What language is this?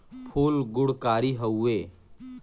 Bhojpuri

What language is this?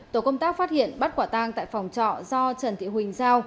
Vietnamese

